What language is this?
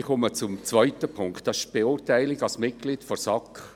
Swiss German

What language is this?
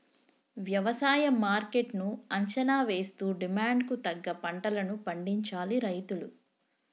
Telugu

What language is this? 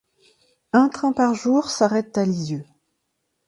French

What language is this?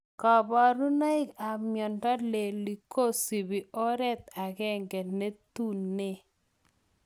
Kalenjin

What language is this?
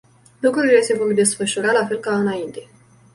Romanian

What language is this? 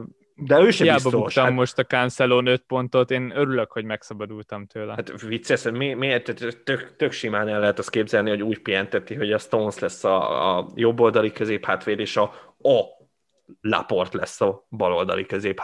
Hungarian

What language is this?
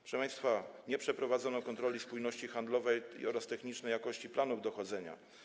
Polish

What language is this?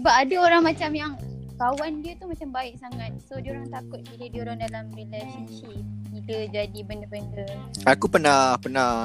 Malay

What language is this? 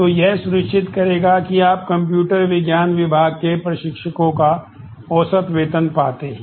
Hindi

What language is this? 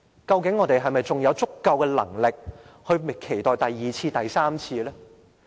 Cantonese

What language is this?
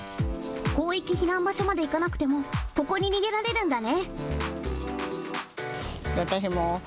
Japanese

